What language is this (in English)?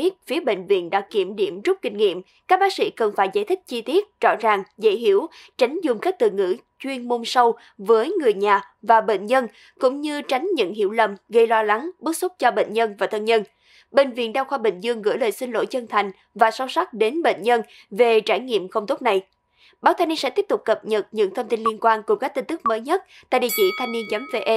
Vietnamese